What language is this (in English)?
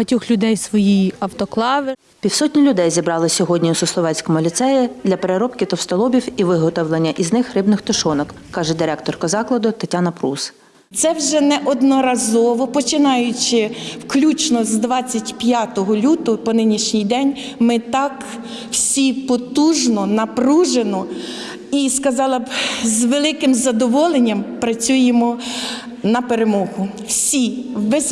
Ukrainian